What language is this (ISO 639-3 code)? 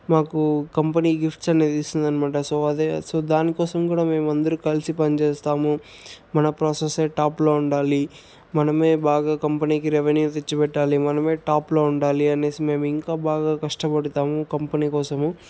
tel